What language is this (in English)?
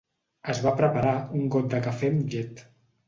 Catalan